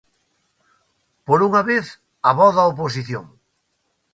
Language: Galician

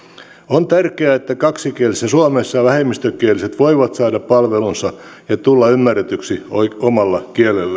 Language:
Finnish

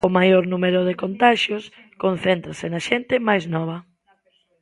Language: Galician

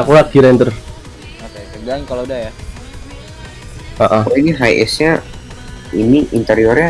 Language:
Indonesian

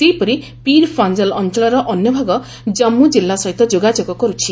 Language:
Odia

